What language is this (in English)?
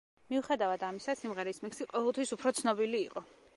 Georgian